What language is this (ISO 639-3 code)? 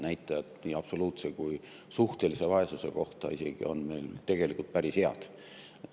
est